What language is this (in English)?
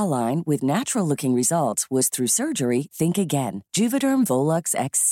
Filipino